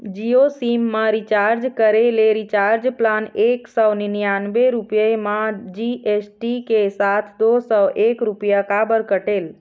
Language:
Chhattisgarhi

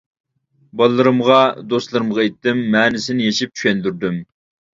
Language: Uyghur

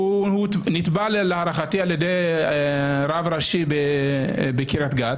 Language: Hebrew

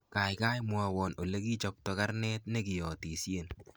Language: Kalenjin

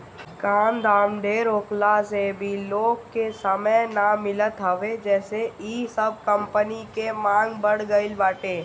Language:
Bhojpuri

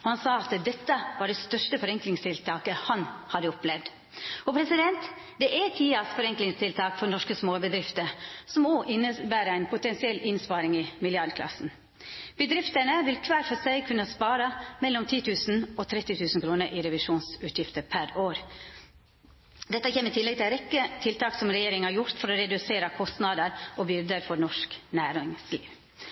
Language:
Norwegian Nynorsk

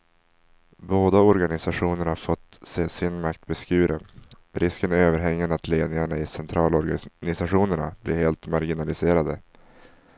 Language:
Swedish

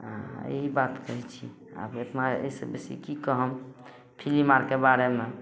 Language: Maithili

